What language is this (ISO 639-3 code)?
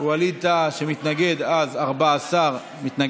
heb